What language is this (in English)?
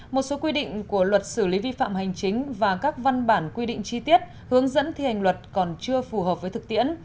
Vietnamese